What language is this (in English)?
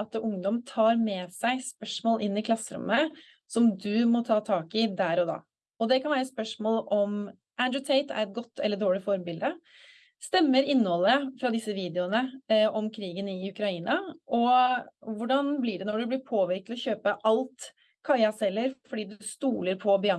Swedish